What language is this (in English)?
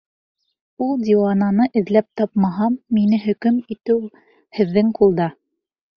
Bashkir